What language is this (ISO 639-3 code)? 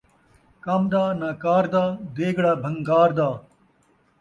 skr